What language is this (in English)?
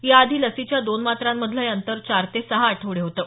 Marathi